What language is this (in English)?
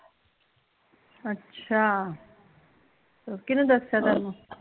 Punjabi